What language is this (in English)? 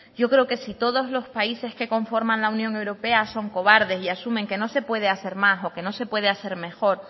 Spanish